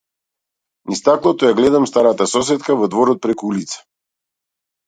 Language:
Macedonian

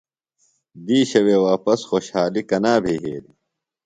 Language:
Phalura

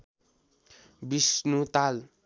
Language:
Nepali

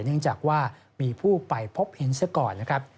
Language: Thai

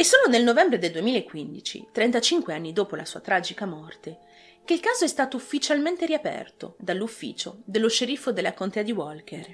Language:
Italian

